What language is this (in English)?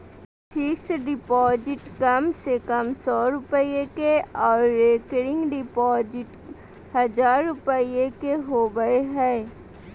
Magahi